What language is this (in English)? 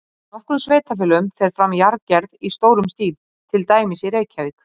Icelandic